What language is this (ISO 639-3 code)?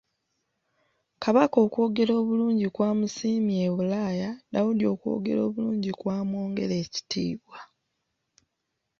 lug